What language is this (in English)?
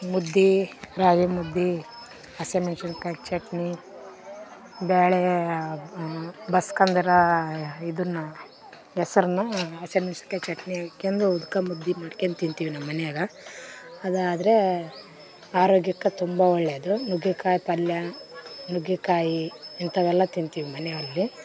Kannada